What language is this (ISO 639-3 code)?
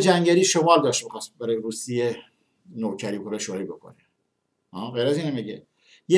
fas